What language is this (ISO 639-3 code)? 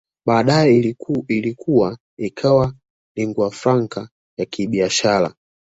swa